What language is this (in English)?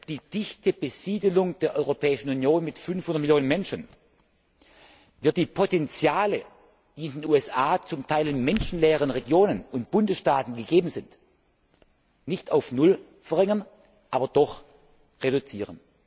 German